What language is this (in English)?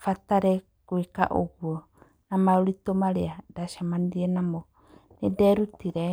Kikuyu